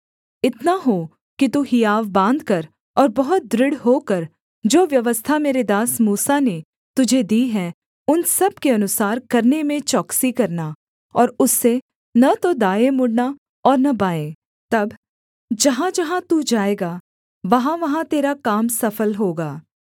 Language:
Hindi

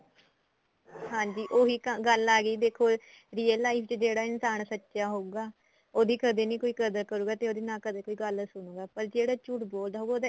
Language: Punjabi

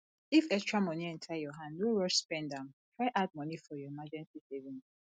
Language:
Nigerian Pidgin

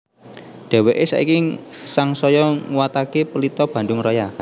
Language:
Javanese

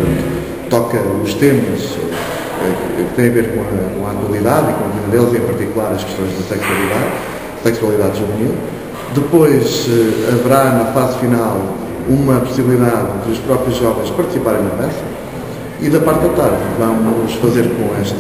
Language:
Portuguese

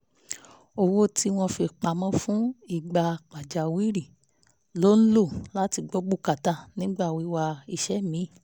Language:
Yoruba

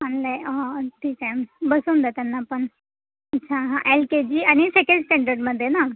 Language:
Marathi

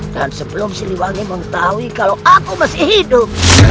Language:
Indonesian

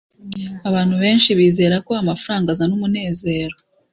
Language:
Kinyarwanda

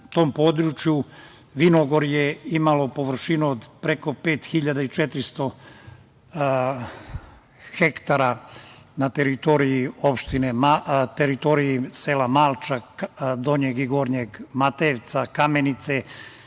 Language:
Serbian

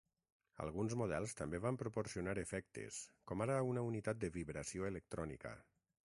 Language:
Catalan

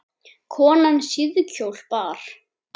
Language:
Icelandic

